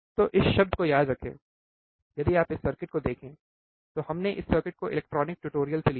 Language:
Hindi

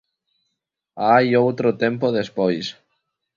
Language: Galician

